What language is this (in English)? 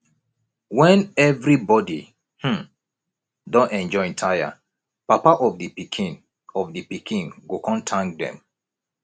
Nigerian Pidgin